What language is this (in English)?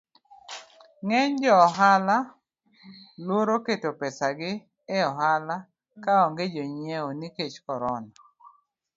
Luo (Kenya and Tanzania)